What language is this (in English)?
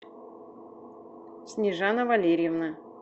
Russian